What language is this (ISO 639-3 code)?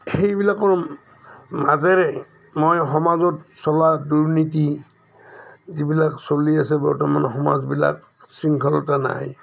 asm